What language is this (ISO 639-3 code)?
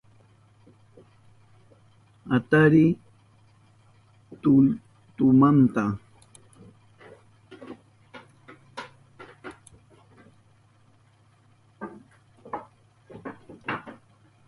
qup